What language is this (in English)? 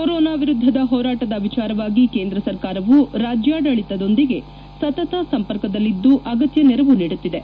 Kannada